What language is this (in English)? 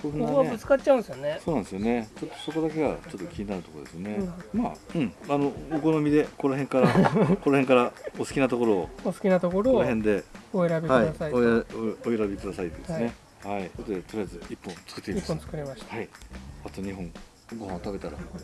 Japanese